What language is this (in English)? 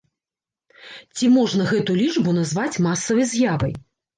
Belarusian